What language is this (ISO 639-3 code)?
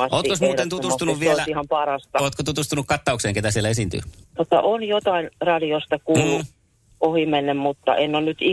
fin